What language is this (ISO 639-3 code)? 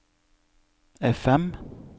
nor